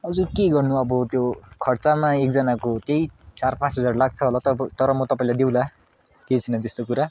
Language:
Nepali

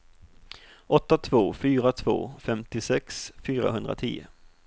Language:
Swedish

